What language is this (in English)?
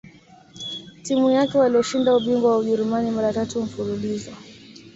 Swahili